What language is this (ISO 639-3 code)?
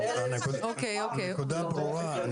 heb